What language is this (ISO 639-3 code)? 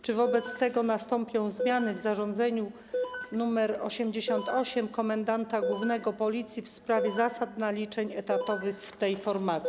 pol